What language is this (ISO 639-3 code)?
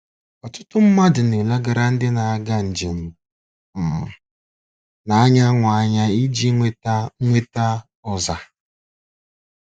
ibo